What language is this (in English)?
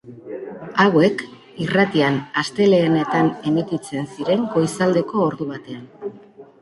Basque